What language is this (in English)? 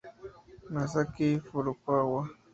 Spanish